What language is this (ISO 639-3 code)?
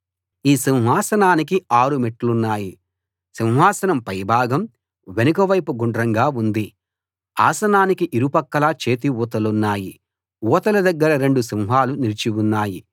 tel